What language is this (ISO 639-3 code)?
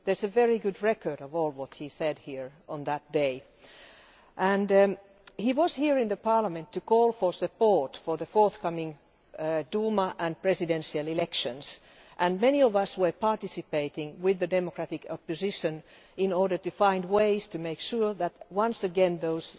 eng